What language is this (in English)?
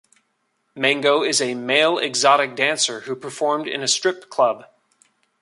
English